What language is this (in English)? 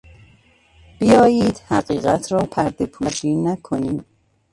Persian